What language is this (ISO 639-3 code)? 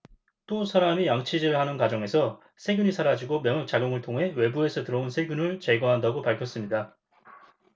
kor